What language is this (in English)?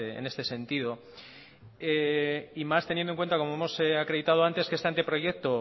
Spanish